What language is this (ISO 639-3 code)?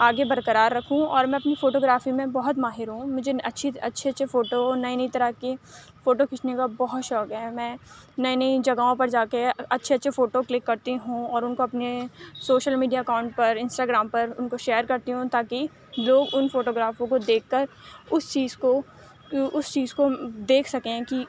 urd